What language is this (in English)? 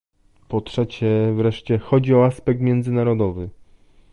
Polish